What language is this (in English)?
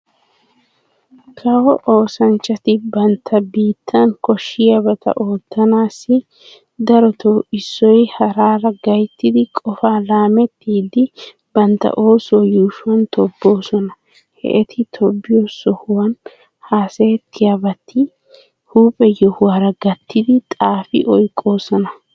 Wolaytta